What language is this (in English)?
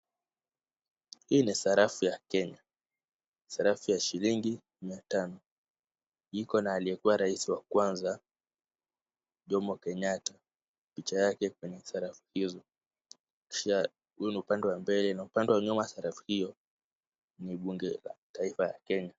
Swahili